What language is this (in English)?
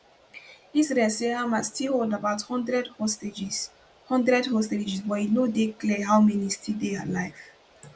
Nigerian Pidgin